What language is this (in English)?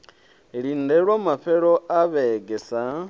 Venda